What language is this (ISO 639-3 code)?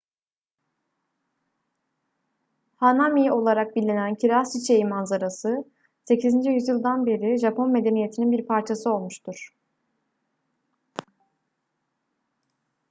tur